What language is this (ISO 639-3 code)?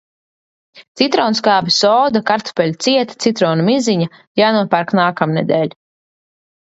lav